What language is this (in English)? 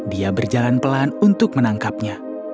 Indonesian